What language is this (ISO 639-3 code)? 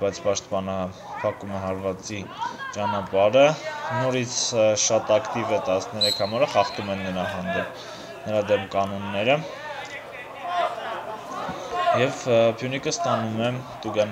ron